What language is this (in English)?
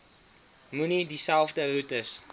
Afrikaans